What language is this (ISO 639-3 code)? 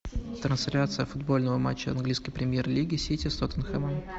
rus